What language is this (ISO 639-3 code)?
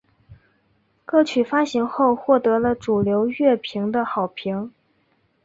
zho